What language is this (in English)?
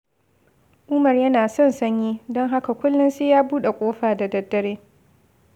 Hausa